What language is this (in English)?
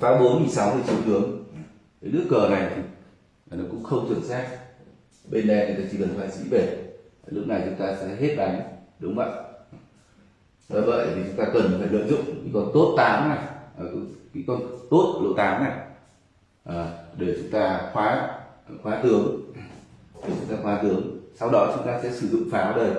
Vietnamese